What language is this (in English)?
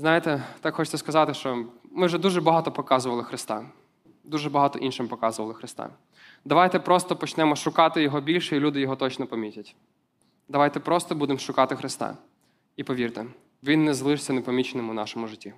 Ukrainian